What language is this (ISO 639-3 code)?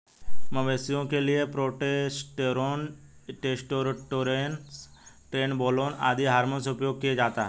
hin